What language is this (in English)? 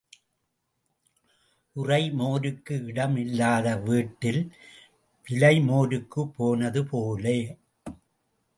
Tamil